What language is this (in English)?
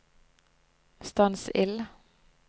Norwegian